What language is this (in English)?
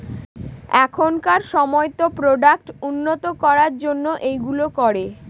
Bangla